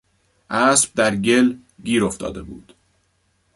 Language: Persian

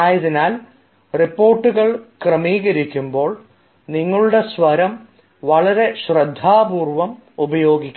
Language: Malayalam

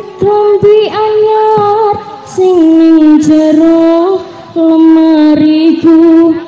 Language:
Indonesian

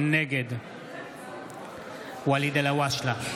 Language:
Hebrew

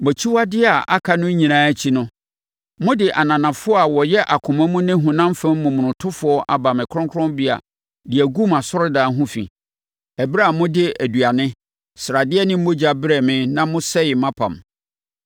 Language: Akan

